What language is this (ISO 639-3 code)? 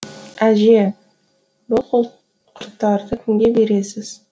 kaz